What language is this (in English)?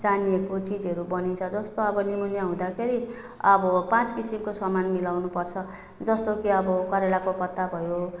Nepali